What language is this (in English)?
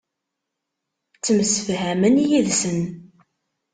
Kabyle